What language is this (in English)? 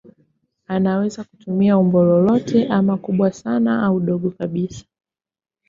Swahili